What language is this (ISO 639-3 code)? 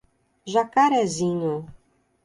por